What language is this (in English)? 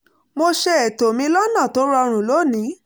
Yoruba